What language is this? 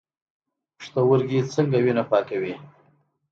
Pashto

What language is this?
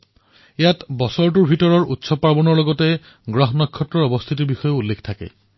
Assamese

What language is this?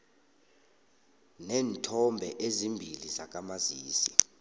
South Ndebele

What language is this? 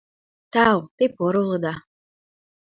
Mari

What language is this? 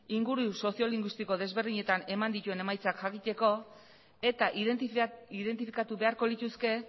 Basque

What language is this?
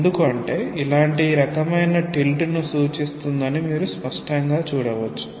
Telugu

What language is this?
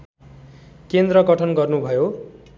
Nepali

